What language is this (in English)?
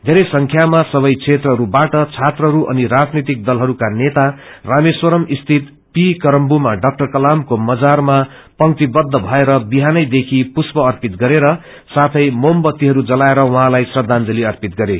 Nepali